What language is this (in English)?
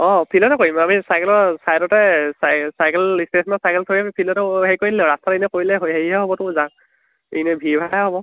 Assamese